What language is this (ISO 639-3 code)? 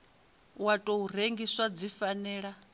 ven